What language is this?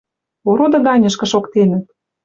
Western Mari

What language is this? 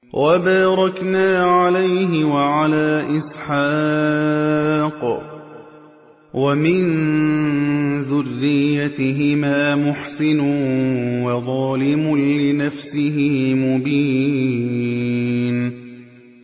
Arabic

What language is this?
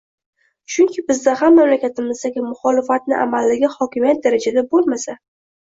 Uzbek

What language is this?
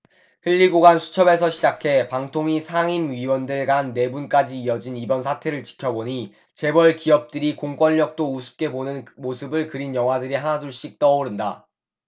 Korean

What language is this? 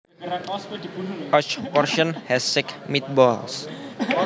Javanese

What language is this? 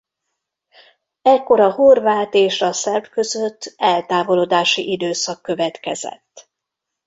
Hungarian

